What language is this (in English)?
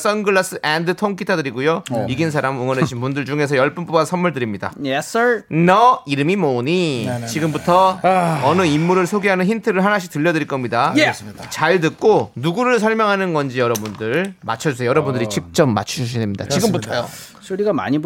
Korean